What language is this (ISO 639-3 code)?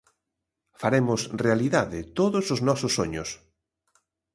glg